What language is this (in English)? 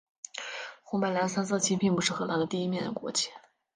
Chinese